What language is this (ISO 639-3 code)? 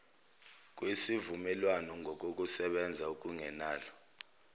zul